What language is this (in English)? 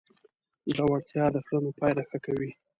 Pashto